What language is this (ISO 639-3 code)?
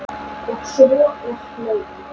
isl